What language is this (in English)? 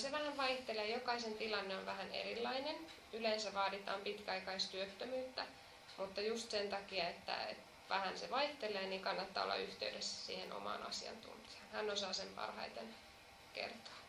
Finnish